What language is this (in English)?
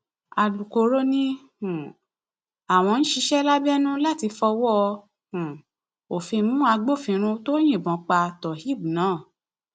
Yoruba